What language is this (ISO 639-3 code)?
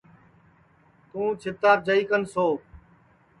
ssi